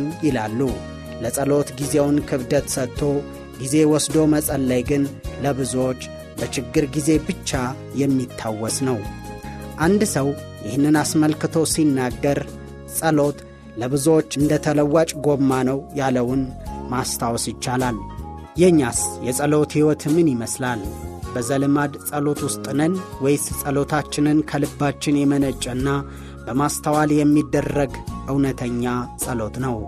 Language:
Amharic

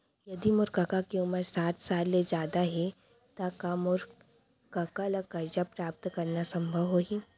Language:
Chhattisgarhi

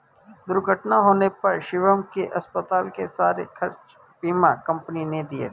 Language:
Hindi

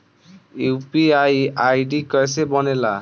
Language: Bhojpuri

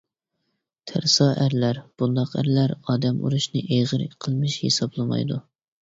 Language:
Uyghur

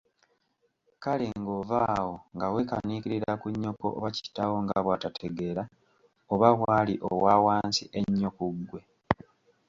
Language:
Ganda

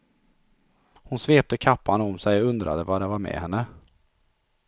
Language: Swedish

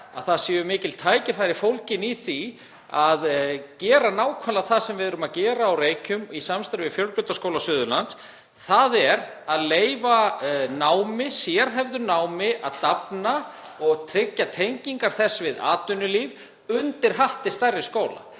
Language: Icelandic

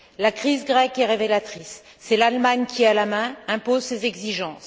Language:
French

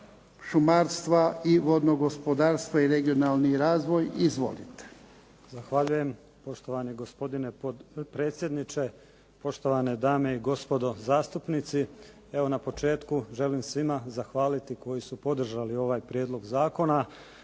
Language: Croatian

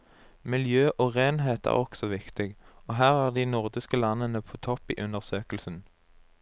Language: Norwegian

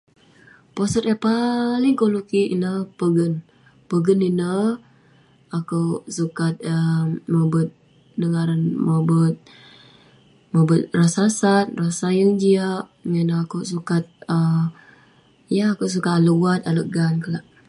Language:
Western Penan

